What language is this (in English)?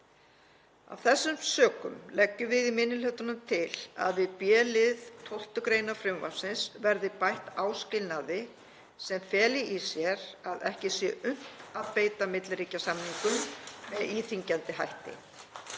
Icelandic